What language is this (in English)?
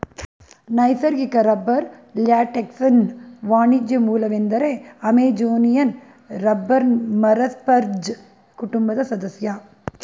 Kannada